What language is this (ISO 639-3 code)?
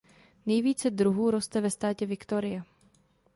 ces